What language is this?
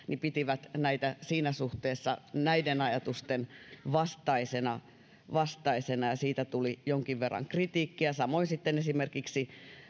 Finnish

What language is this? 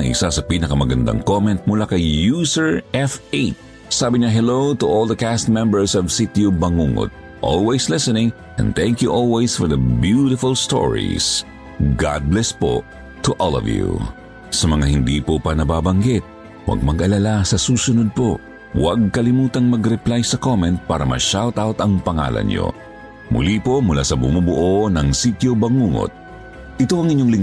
Filipino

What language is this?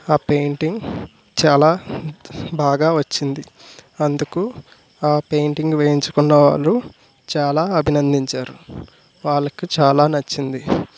Telugu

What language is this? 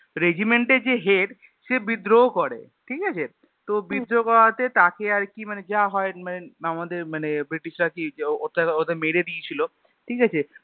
Bangla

